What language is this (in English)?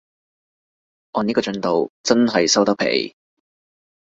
Cantonese